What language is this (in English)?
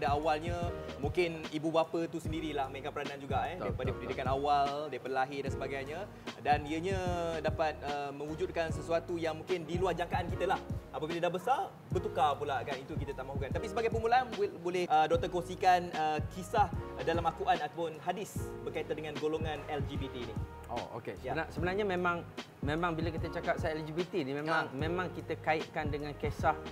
Malay